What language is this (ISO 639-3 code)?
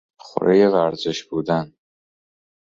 fas